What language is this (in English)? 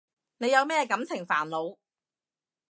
Cantonese